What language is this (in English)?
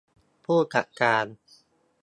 Thai